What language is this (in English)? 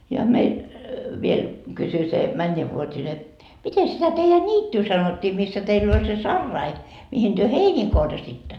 Finnish